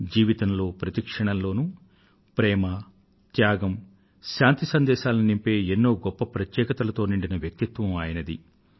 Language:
Telugu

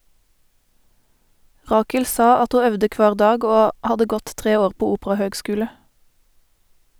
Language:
Norwegian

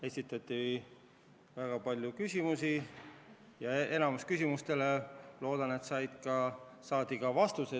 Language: Estonian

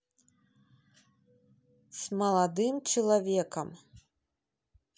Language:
Russian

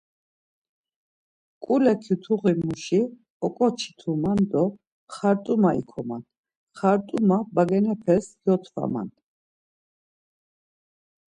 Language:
Laz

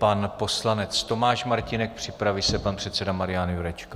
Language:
Czech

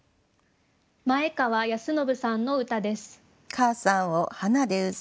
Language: Japanese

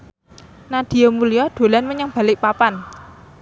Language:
Javanese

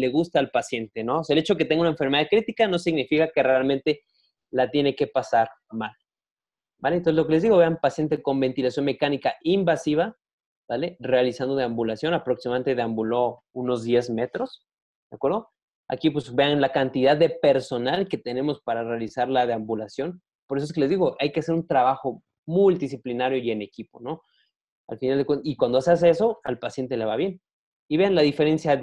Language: Spanish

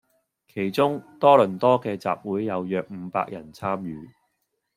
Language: Cantonese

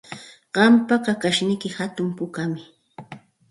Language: Santa Ana de Tusi Pasco Quechua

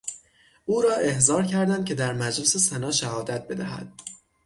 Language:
Persian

